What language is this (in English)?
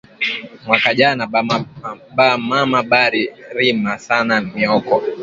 Swahili